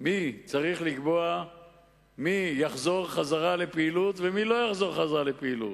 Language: Hebrew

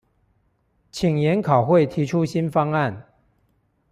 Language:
Chinese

